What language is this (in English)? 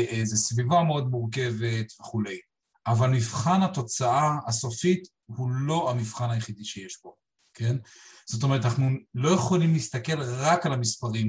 Hebrew